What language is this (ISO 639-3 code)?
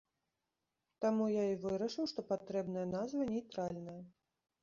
bel